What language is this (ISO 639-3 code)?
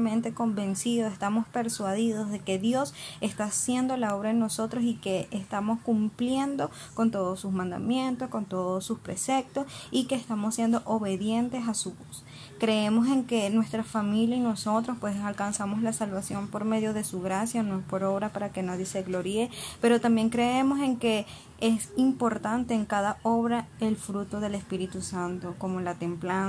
spa